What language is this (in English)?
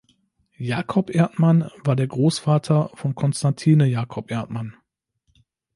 German